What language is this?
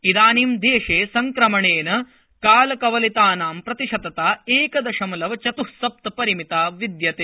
Sanskrit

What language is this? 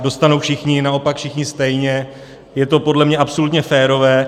Czech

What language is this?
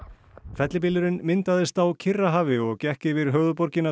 Icelandic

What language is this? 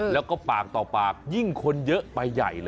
Thai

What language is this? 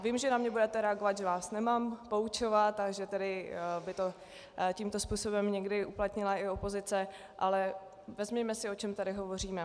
Czech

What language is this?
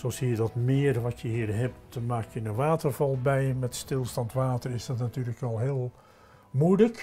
Dutch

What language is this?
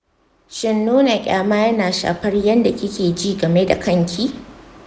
Hausa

